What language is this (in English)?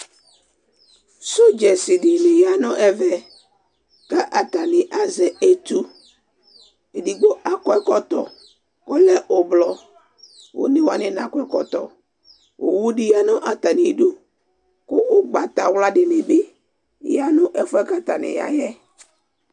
Ikposo